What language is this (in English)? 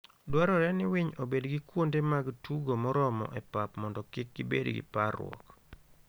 Luo (Kenya and Tanzania)